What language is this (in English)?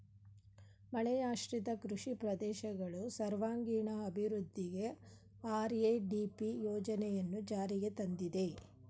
Kannada